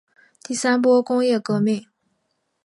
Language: Chinese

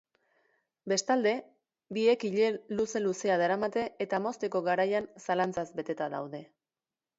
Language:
Basque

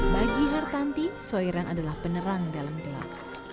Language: Indonesian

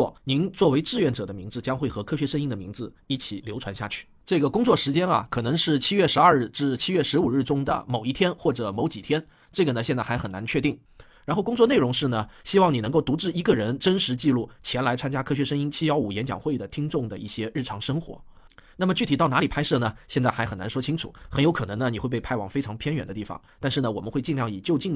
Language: Chinese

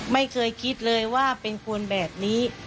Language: Thai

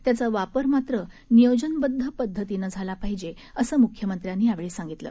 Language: Marathi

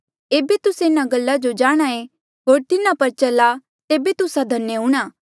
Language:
Mandeali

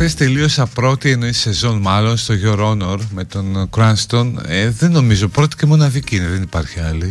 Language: Greek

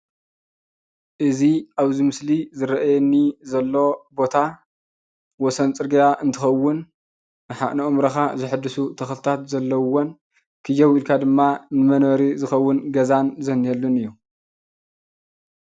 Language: Tigrinya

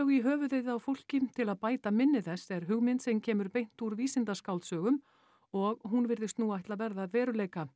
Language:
Icelandic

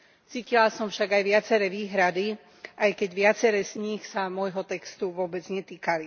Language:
Slovak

